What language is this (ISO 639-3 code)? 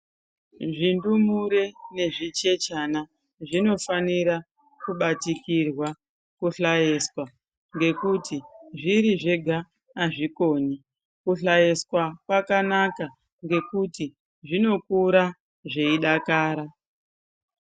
ndc